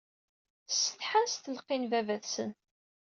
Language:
Kabyle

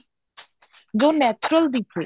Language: Punjabi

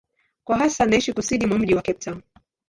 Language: Swahili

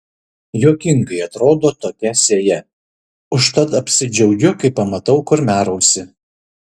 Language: Lithuanian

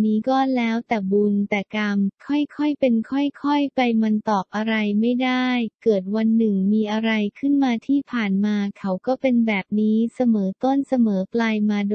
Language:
Thai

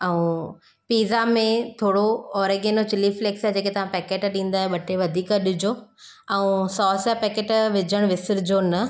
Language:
Sindhi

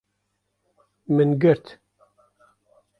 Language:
Kurdish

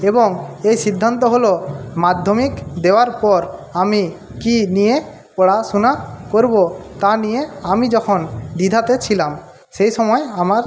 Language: Bangla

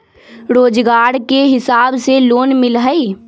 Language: Magahi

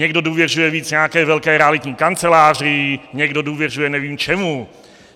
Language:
Czech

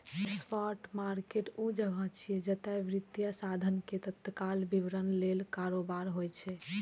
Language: Maithili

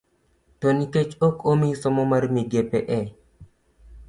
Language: Luo (Kenya and Tanzania)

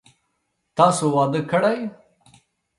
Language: Pashto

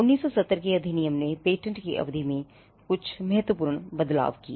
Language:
Hindi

